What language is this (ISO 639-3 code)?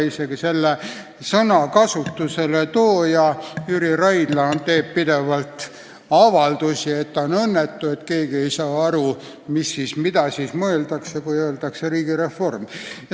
est